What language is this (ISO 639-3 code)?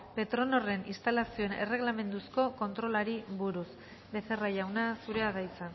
eus